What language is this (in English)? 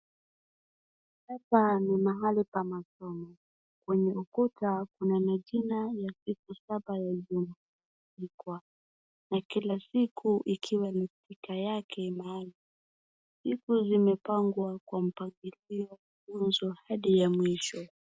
Swahili